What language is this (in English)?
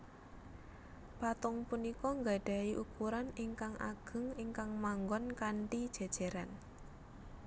Javanese